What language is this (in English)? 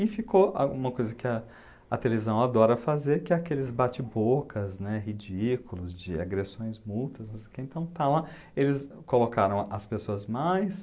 Portuguese